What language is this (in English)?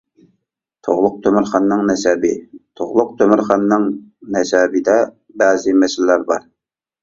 Uyghur